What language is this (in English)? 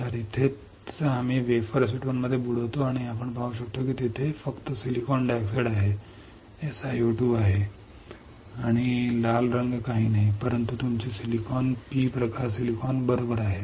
Marathi